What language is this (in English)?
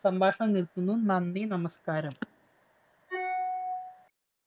Malayalam